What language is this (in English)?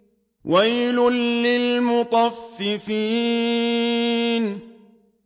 Arabic